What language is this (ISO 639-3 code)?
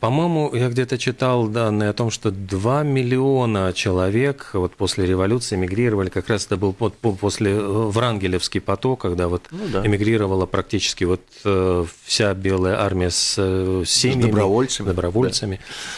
rus